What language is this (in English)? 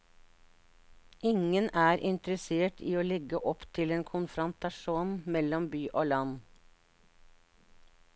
Norwegian